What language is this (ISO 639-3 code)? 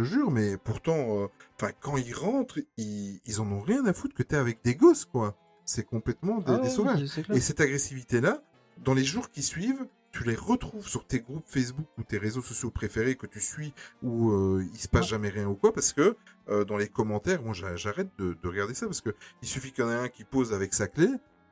fra